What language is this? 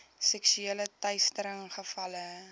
Afrikaans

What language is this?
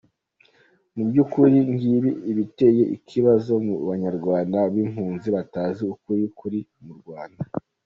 Kinyarwanda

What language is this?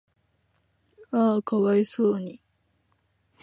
Japanese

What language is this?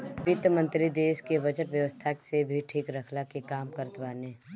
Bhojpuri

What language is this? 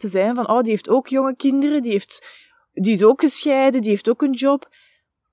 Dutch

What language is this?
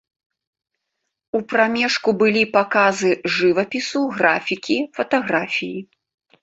Belarusian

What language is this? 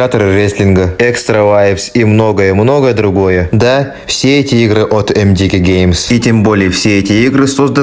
Russian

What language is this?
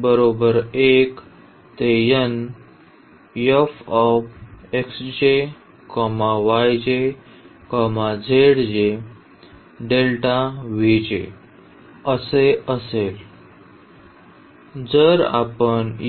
Marathi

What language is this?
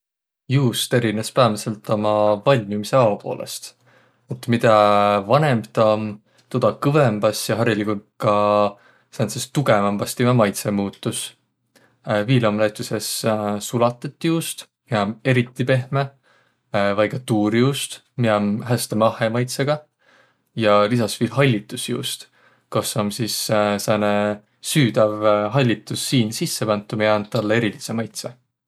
Võro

